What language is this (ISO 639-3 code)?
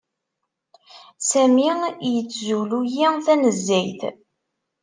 kab